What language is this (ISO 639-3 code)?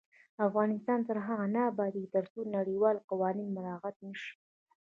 pus